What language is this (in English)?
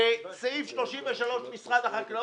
Hebrew